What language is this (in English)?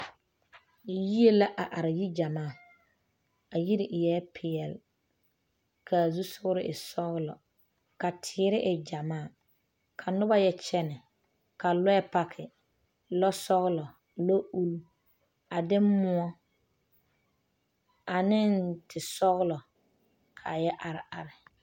Southern Dagaare